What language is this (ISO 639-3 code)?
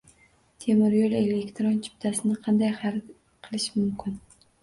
uzb